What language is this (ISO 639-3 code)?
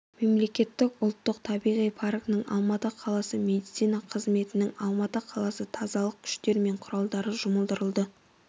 kaz